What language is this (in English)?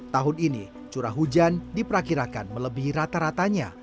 Indonesian